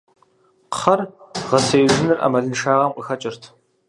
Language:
Kabardian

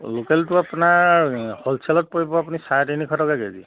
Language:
Assamese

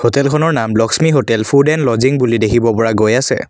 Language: Assamese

